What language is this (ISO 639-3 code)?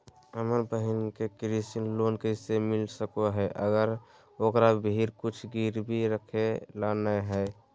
mag